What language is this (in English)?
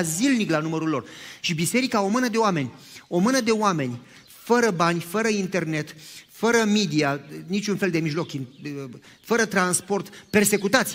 Romanian